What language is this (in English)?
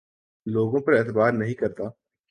Urdu